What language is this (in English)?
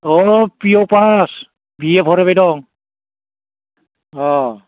Bodo